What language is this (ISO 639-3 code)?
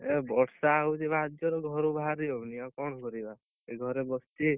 ori